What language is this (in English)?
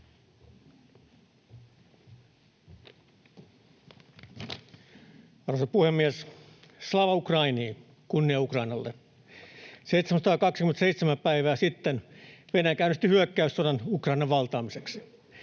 Finnish